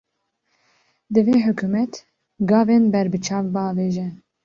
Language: Kurdish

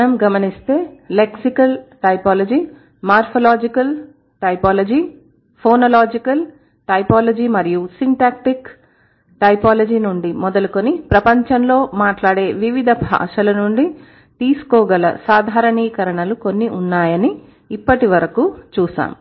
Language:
Telugu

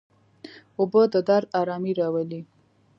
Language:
Pashto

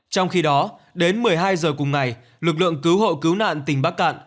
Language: Vietnamese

